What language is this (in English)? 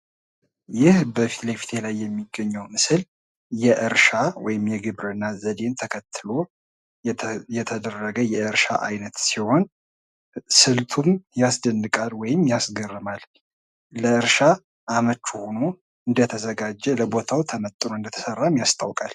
Amharic